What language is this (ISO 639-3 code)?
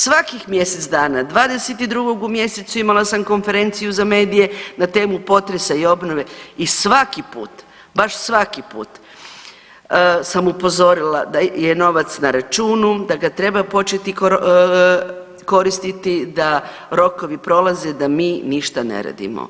hrv